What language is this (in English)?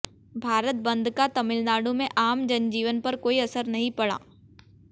Hindi